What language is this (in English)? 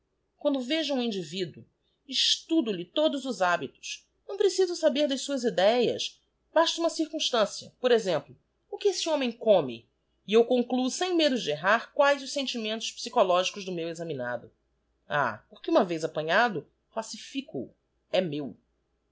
Portuguese